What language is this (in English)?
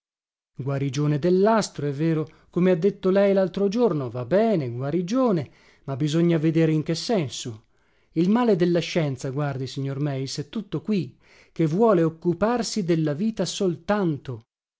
Italian